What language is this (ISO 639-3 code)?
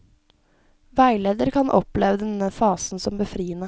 nor